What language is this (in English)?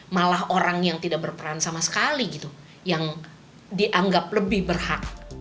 Indonesian